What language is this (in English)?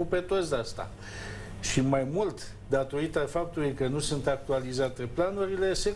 Romanian